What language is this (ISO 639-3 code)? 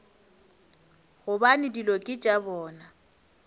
nso